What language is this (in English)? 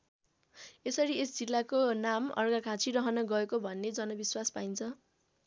Nepali